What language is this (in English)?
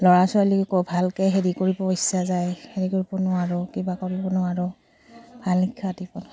Assamese